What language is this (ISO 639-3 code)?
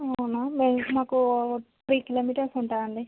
tel